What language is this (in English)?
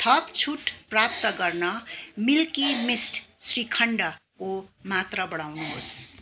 Nepali